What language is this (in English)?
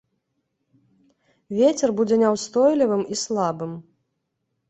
Belarusian